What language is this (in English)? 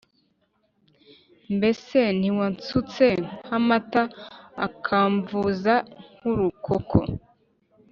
Kinyarwanda